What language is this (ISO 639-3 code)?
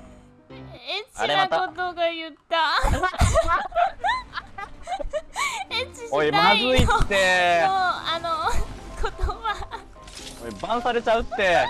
jpn